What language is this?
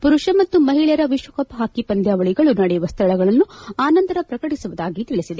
Kannada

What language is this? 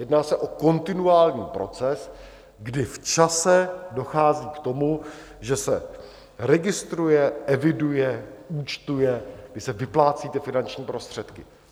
Czech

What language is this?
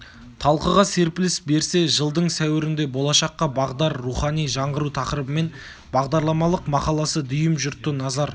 Kazakh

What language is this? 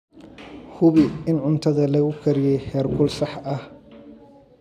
Somali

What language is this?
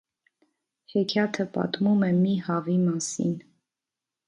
Armenian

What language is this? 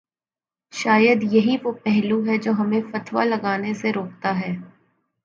Urdu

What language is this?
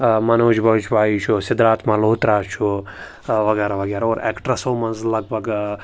Kashmiri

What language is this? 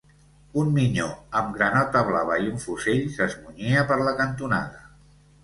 Catalan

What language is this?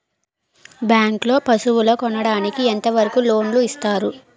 Telugu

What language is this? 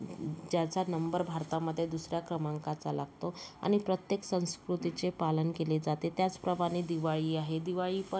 Marathi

